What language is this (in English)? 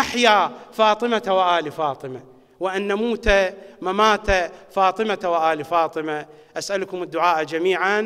Arabic